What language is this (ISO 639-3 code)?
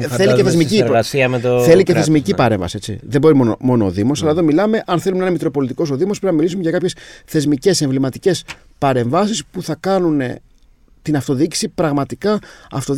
ell